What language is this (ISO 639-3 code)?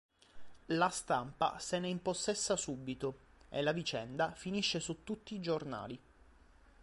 ita